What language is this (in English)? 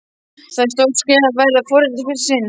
Icelandic